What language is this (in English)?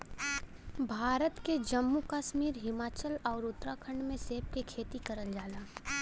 Bhojpuri